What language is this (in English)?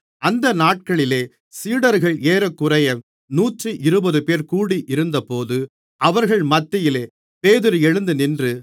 Tamil